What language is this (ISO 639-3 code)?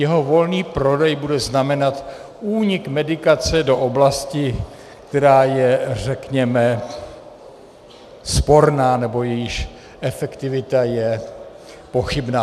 ces